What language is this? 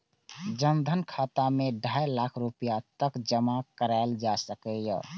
Maithili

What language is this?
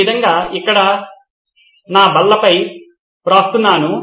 Telugu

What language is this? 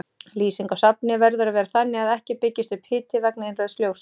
Icelandic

